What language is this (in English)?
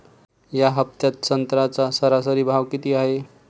Marathi